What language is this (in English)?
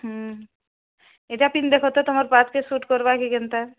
Odia